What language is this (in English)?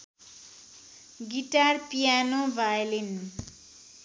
Nepali